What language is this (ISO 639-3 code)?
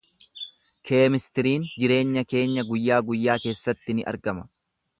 orm